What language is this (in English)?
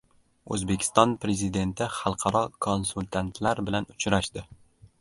Uzbek